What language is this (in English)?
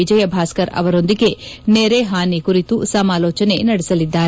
Kannada